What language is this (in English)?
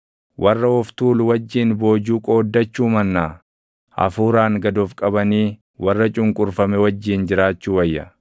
Oromo